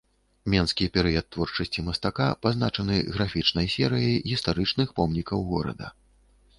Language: Belarusian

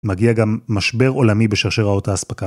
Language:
Hebrew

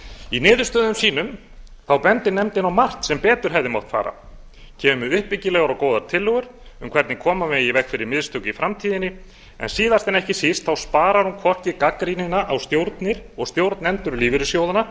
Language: Icelandic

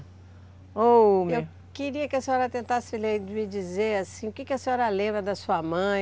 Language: Portuguese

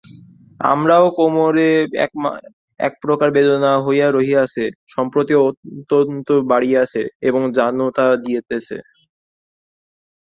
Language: Bangla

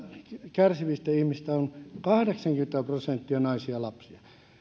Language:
Finnish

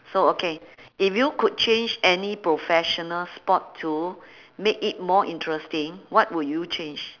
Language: English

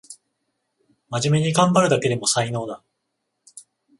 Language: Japanese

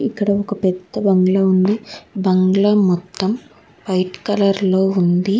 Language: Telugu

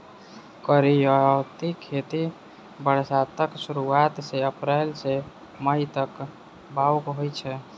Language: Maithili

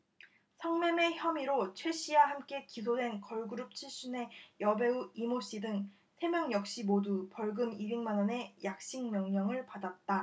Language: Korean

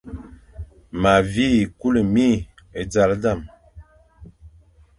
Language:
Fang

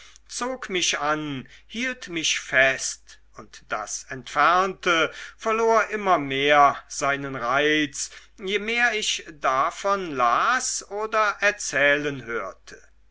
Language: German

